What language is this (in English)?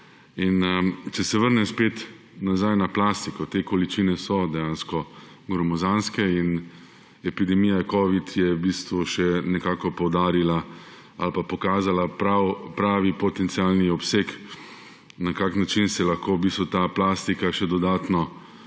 Slovenian